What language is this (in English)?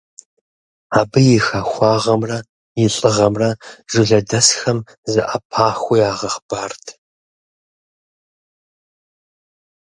Kabardian